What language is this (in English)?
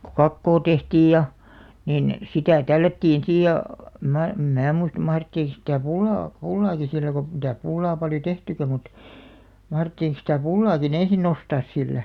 Finnish